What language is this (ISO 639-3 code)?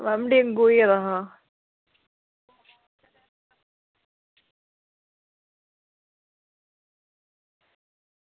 doi